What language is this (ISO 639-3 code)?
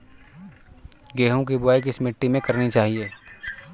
hin